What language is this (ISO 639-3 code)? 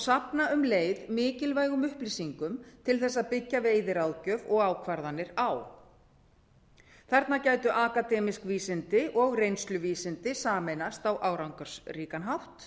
isl